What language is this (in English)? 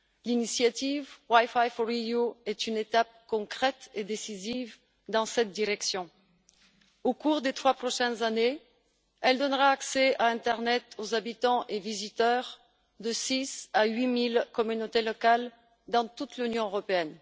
French